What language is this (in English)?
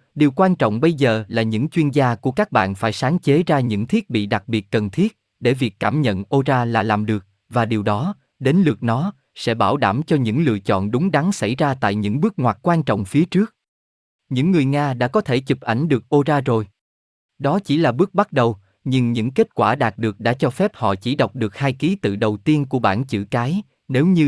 Vietnamese